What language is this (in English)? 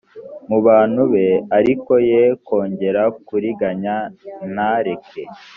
Kinyarwanda